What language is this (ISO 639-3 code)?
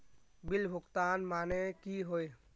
mag